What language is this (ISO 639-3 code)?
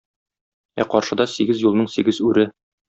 tat